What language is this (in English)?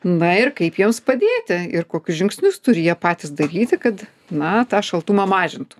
Lithuanian